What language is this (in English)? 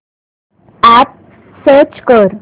Marathi